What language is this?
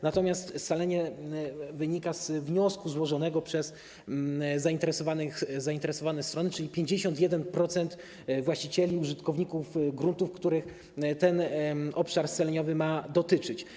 Polish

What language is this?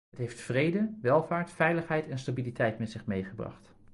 Dutch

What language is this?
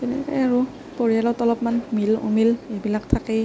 Assamese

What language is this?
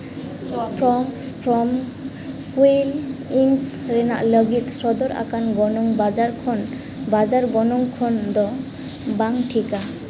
Santali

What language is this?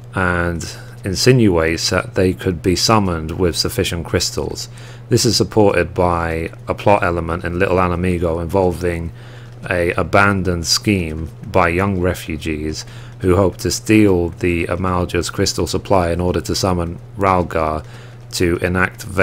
English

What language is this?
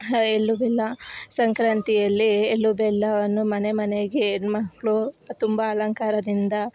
Kannada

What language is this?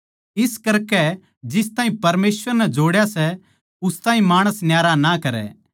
Haryanvi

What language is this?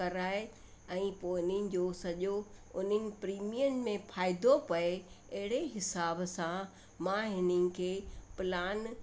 Sindhi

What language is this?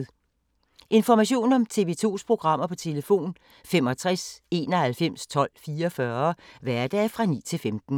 Danish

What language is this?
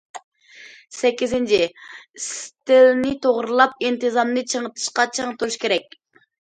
Uyghur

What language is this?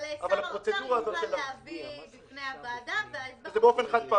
Hebrew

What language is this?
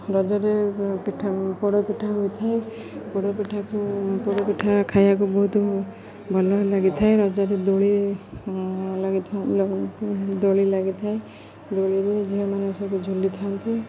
Odia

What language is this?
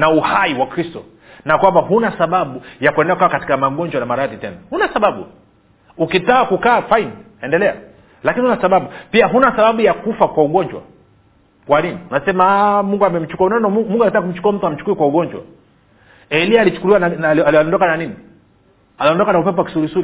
Swahili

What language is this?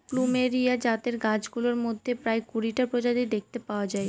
Bangla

